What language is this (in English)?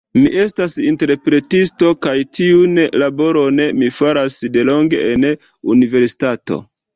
Esperanto